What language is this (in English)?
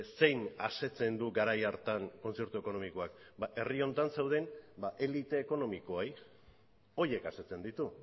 Basque